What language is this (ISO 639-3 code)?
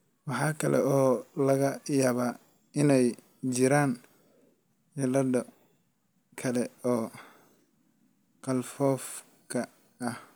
som